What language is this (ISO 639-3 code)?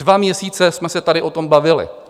ces